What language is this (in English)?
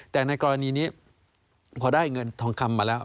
Thai